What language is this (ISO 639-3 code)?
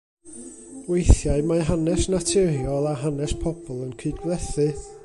cym